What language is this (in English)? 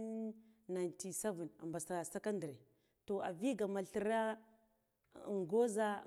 Guduf-Gava